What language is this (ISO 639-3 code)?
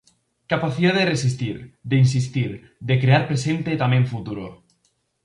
glg